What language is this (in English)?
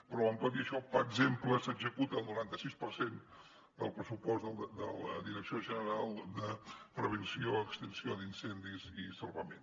Catalan